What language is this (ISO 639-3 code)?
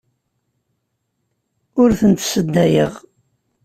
kab